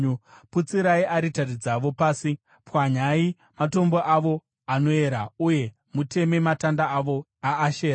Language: Shona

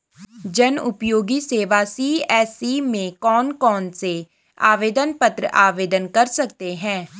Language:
Hindi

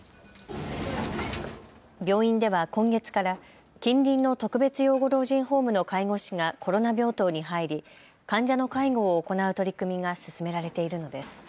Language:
Japanese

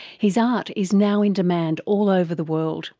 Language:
English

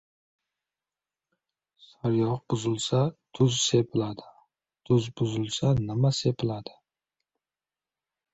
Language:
Uzbek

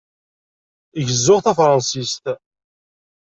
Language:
Kabyle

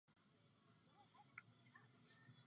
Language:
Czech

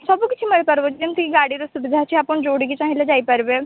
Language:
Odia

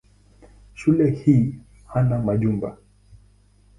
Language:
Swahili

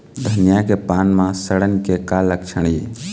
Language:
Chhattisgarhi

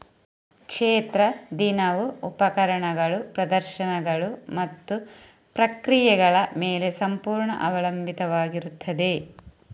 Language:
Kannada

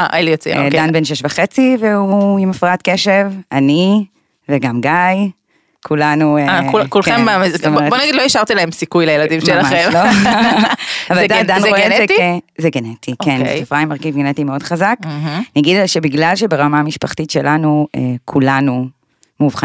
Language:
Hebrew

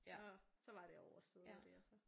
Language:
Danish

